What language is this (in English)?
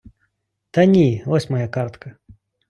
Ukrainian